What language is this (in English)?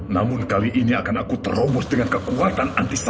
Indonesian